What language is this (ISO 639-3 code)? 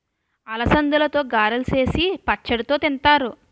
tel